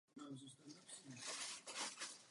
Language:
Czech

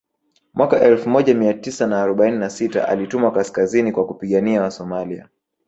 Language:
Swahili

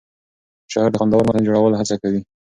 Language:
Pashto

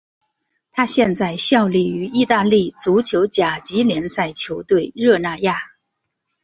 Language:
Chinese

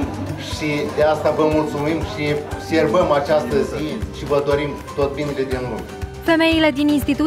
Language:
Romanian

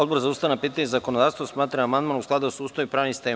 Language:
Serbian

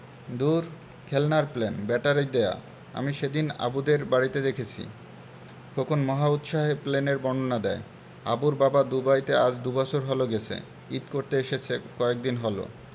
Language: Bangla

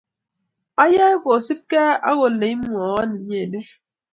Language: Kalenjin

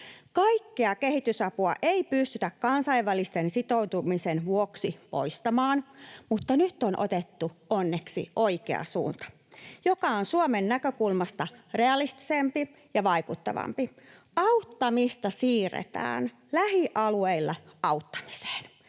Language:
Finnish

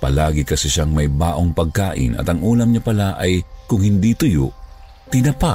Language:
Filipino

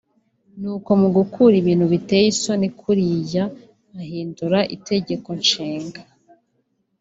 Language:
Kinyarwanda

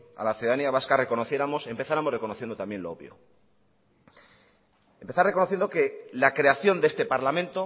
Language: Spanish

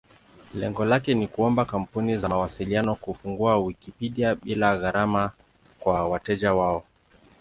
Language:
Swahili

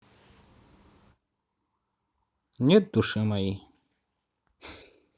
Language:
Russian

